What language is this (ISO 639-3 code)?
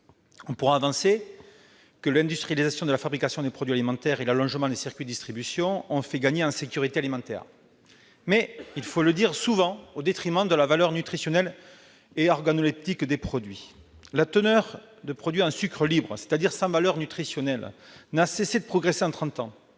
fra